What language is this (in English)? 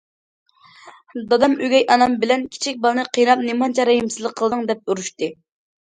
Uyghur